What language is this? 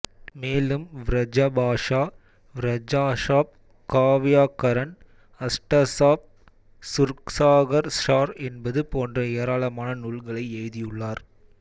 Tamil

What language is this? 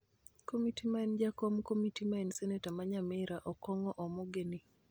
Luo (Kenya and Tanzania)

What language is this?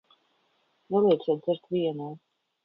Latvian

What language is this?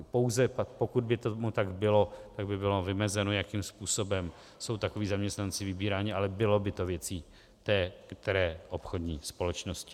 Czech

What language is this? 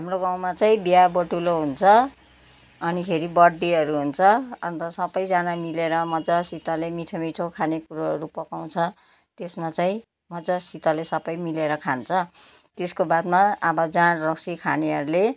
Nepali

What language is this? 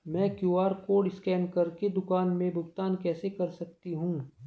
Hindi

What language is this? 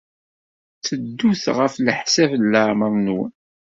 Kabyle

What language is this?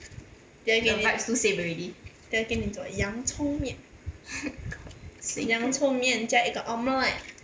English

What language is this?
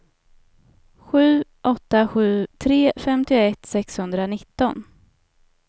Swedish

